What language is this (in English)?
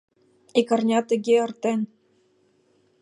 Mari